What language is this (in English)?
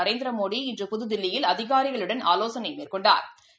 Tamil